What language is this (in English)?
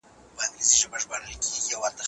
Pashto